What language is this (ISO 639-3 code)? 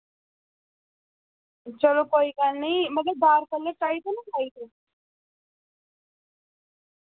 doi